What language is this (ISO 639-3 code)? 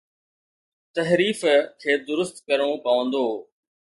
snd